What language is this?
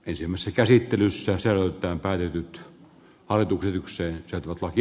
Finnish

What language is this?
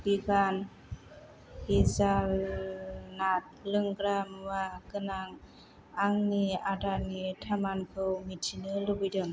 Bodo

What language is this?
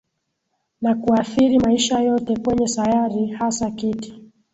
Swahili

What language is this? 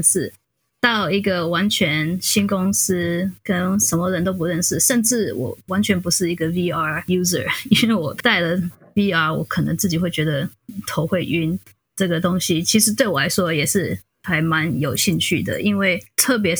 Chinese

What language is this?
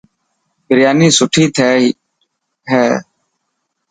Dhatki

